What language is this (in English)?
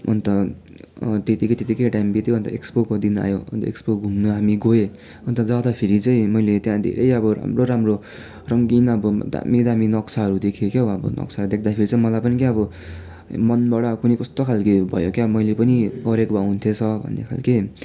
Nepali